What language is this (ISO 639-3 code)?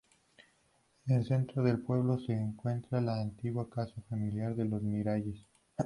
spa